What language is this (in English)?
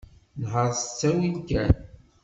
Kabyle